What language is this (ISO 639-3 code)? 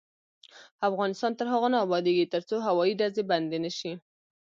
pus